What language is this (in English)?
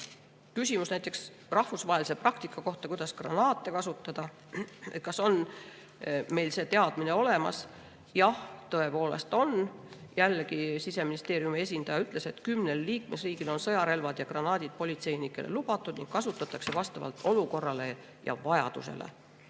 Estonian